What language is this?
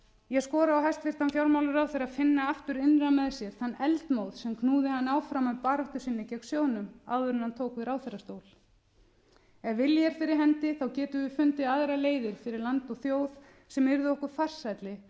Icelandic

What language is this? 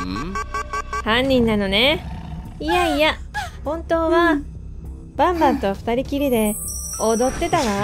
Japanese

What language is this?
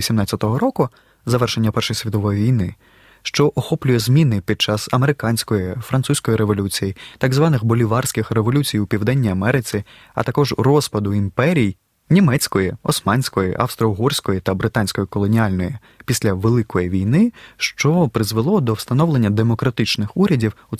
Ukrainian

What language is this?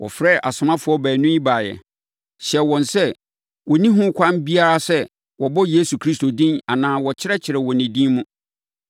Akan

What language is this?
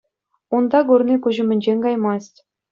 Chuvash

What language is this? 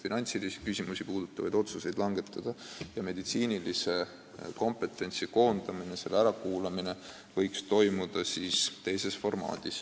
Estonian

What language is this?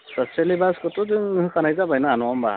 Bodo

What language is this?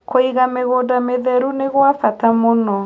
Kikuyu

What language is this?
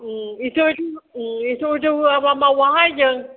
Bodo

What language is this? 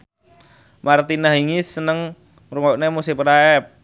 Javanese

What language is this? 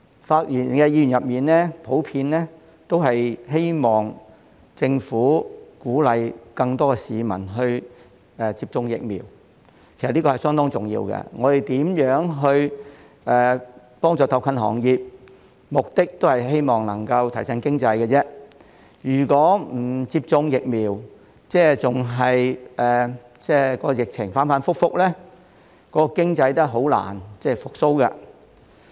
Cantonese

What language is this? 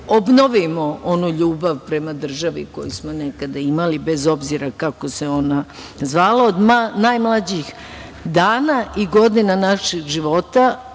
Serbian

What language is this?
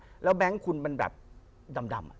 Thai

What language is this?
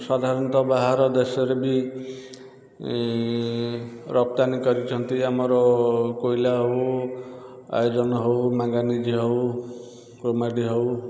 Odia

